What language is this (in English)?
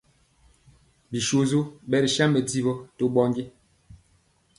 Mpiemo